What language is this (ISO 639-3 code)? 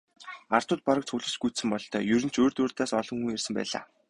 mon